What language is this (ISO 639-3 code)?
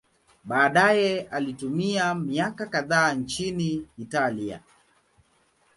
swa